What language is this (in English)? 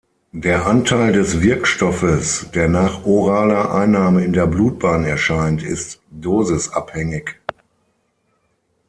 German